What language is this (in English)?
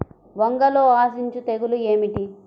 Telugu